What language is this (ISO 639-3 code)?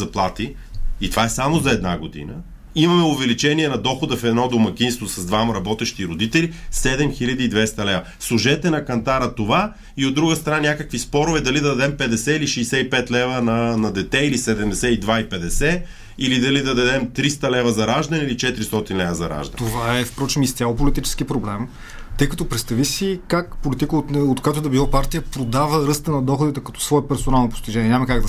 bul